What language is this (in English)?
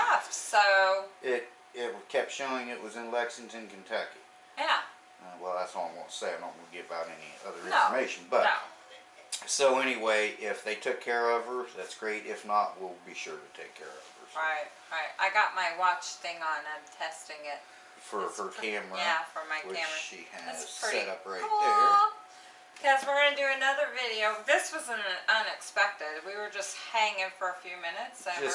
English